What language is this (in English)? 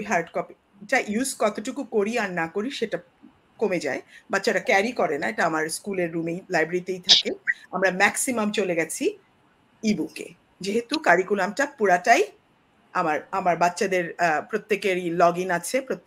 Bangla